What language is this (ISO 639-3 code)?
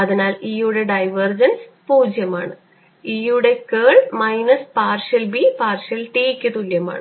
mal